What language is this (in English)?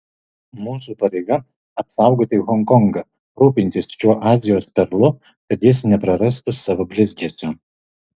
Lithuanian